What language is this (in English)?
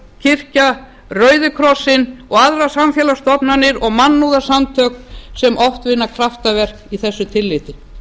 Icelandic